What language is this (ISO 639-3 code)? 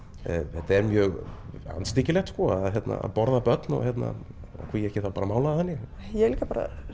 isl